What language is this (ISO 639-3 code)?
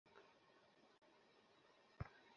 ben